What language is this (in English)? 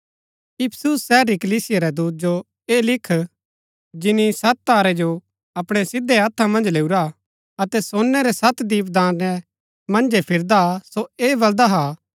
Gaddi